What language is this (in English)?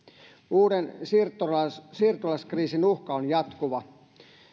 Finnish